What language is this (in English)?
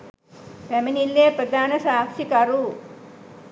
Sinhala